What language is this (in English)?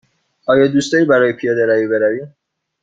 Persian